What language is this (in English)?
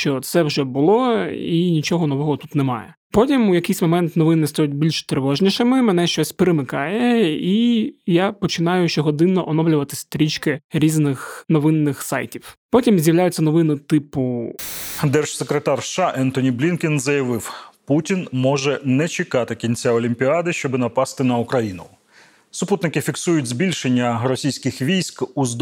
Ukrainian